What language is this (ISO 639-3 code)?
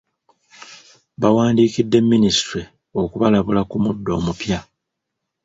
lug